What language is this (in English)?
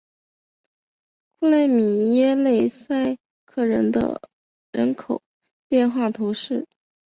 Chinese